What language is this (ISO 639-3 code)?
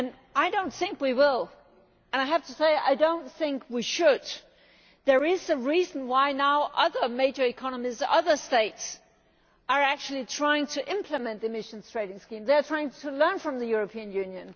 eng